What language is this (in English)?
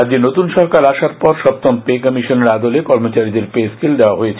Bangla